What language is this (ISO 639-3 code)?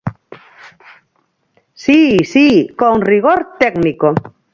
glg